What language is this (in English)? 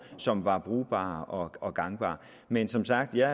Danish